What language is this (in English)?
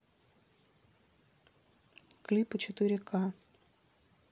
Russian